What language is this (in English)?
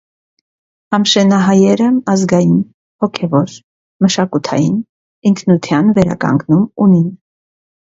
Armenian